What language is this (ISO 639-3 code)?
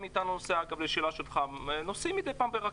heb